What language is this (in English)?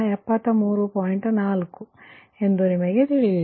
Kannada